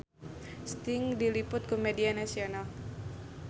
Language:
Sundanese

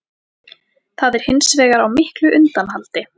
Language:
Icelandic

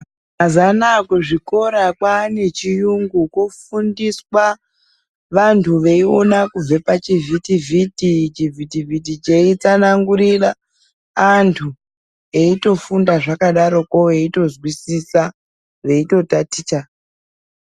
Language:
Ndau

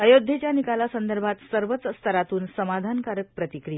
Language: Marathi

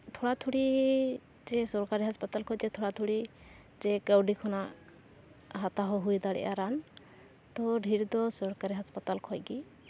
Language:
Santali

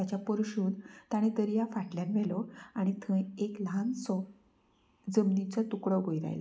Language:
Konkani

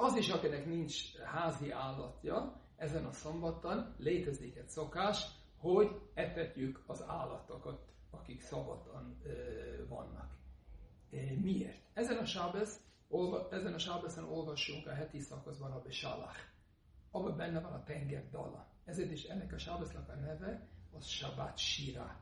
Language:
Hungarian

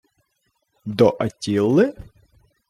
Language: Ukrainian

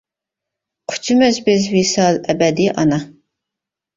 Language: Uyghur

